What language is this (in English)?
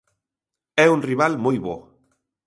Galician